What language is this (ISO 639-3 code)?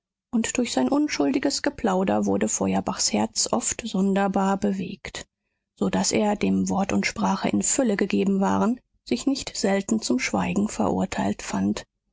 deu